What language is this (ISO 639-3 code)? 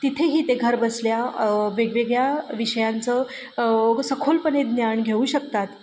mar